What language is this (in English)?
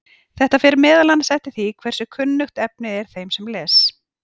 Icelandic